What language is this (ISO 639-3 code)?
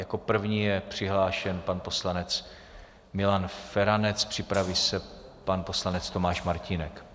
ces